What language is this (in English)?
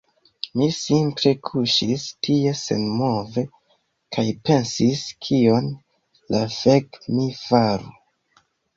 Esperanto